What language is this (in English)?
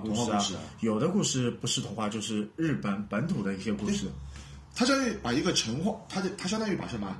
Chinese